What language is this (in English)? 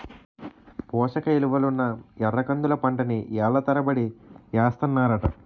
Telugu